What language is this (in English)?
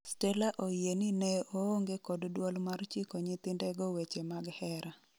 Luo (Kenya and Tanzania)